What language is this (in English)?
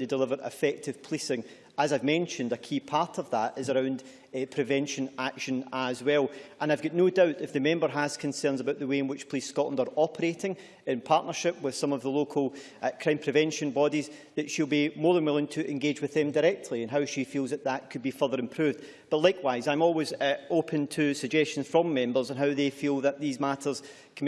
English